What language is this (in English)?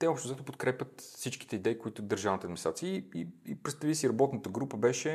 Bulgarian